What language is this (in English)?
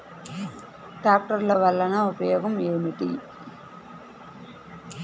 Telugu